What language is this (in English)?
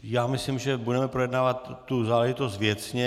Czech